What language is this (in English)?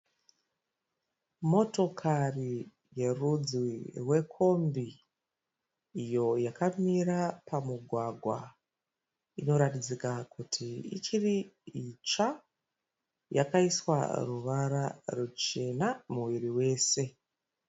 Shona